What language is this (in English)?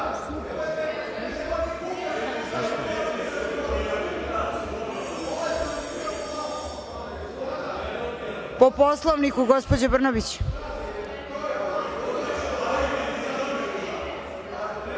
Serbian